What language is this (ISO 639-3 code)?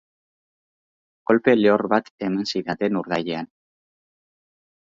eus